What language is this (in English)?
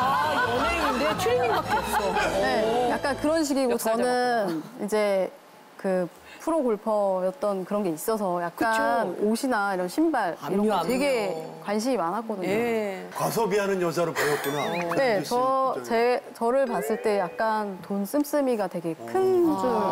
Korean